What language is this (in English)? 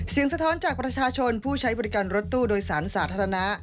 Thai